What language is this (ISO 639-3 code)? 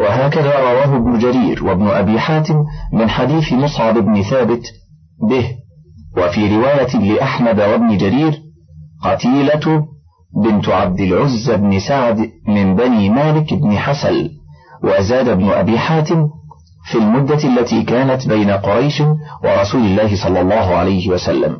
ara